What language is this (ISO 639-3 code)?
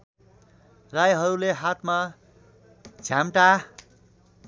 nep